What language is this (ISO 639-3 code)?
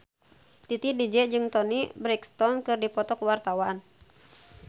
sun